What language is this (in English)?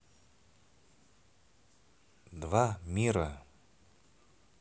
Russian